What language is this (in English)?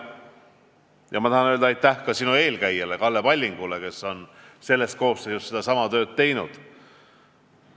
Estonian